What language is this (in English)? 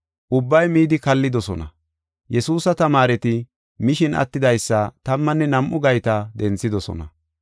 Gofa